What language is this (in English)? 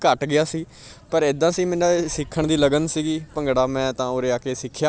Punjabi